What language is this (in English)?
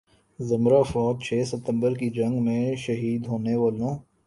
Urdu